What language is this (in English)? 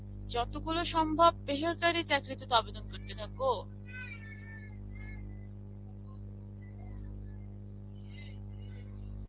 Bangla